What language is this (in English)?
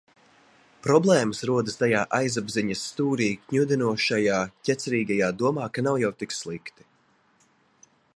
Latvian